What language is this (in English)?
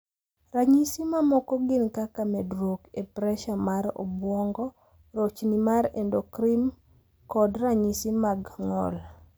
Luo (Kenya and Tanzania)